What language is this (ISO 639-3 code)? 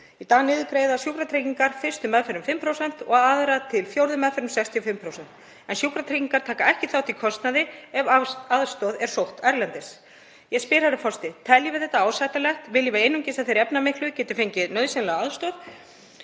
isl